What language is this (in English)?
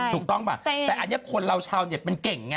Thai